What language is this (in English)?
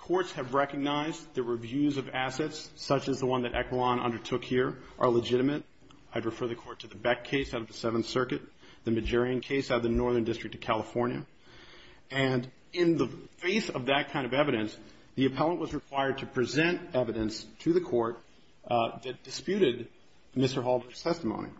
English